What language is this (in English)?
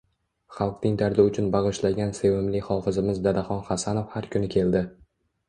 Uzbek